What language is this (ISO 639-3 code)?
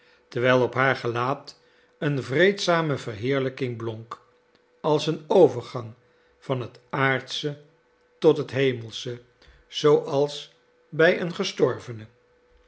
nld